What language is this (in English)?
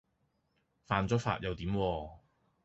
Cantonese